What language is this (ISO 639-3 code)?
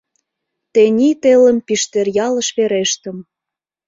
chm